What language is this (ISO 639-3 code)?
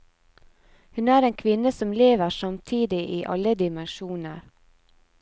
nor